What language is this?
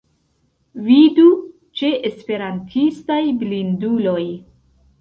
Esperanto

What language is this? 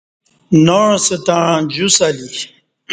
Kati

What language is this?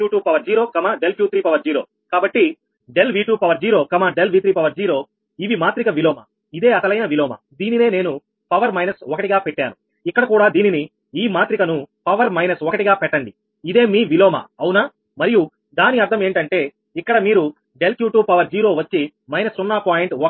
Telugu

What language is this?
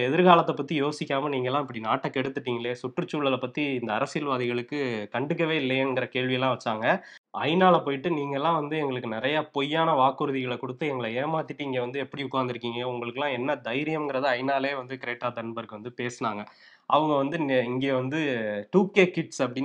Tamil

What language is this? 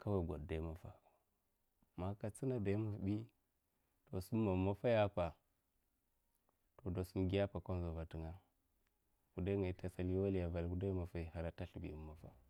Mafa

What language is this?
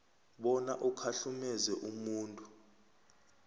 South Ndebele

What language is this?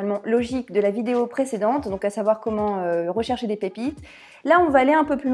French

